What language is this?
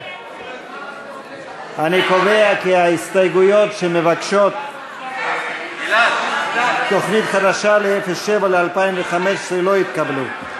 Hebrew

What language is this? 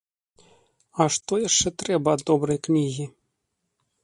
Belarusian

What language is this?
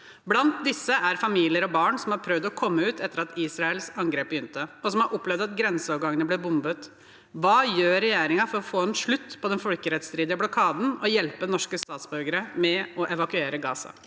Norwegian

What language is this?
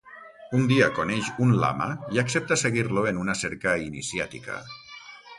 Catalan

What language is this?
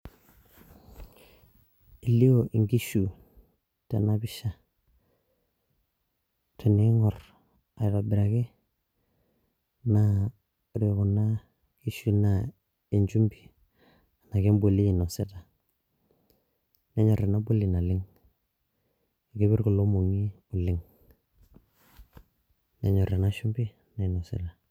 Masai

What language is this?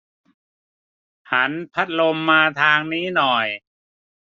Thai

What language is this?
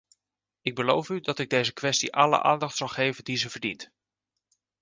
Dutch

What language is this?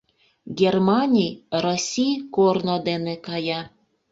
Mari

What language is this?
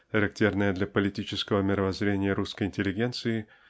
Russian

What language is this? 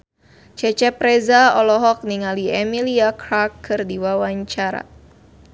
Sundanese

